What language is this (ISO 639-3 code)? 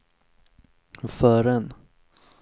swe